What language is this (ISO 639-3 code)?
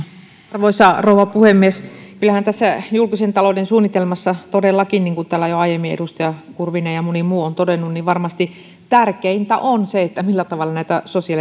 fin